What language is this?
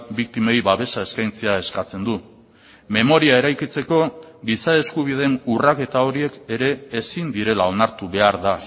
Basque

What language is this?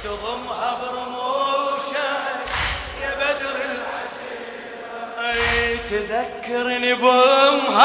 Arabic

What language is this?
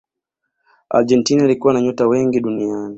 Swahili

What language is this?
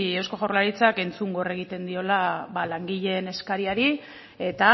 Basque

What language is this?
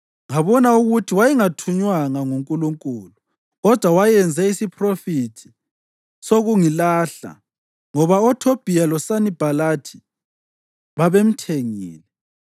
North Ndebele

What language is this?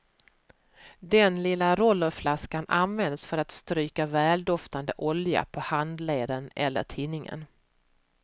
Swedish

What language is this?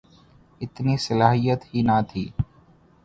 Urdu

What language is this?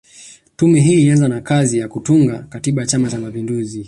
Swahili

